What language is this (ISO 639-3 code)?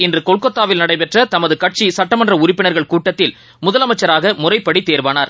tam